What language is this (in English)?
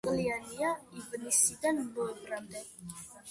Georgian